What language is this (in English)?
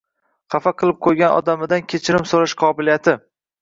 Uzbek